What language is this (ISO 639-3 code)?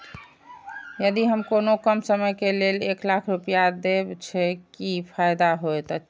mai